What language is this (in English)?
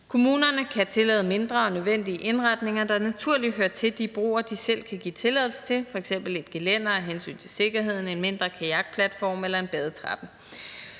Danish